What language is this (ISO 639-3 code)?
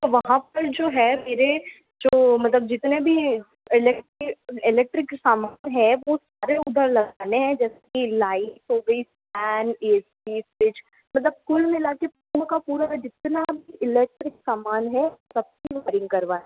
hin